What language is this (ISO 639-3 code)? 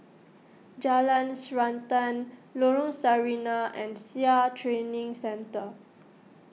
eng